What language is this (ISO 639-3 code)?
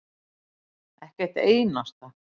isl